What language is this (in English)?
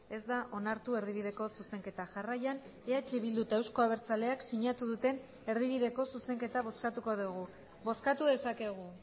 Basque